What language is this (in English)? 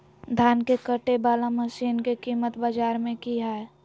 Magahi